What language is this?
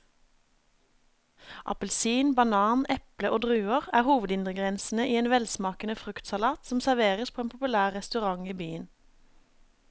Norwegian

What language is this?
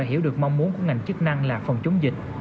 Vietnamese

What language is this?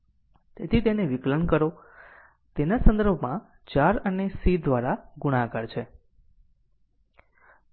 Gujarati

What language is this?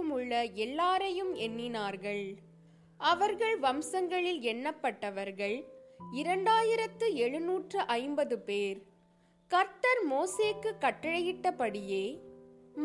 Tamil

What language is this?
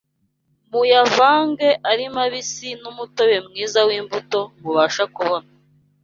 Kinyarwanda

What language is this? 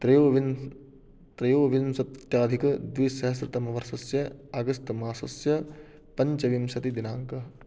Sanskrit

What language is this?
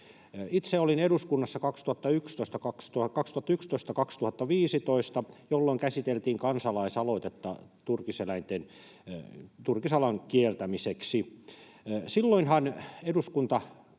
Finnish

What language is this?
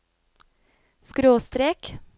Norwegian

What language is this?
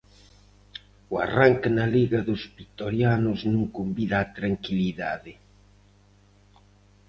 Galician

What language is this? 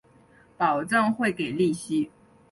Chinese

